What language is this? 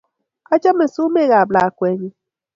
Kalenjin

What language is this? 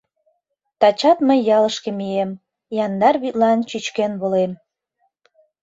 Mari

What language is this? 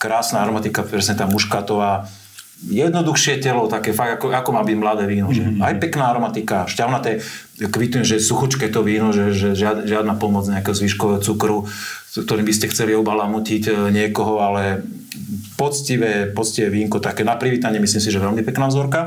Slovak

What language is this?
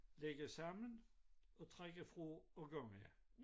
Danish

